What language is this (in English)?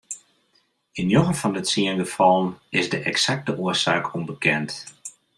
Western Frisian